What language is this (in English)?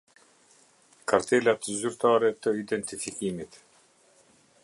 Albanian